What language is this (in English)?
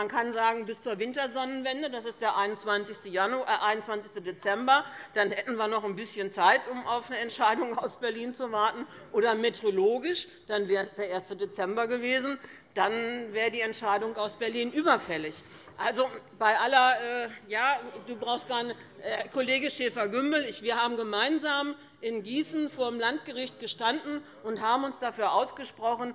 German